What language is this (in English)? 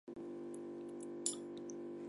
Kyrgyz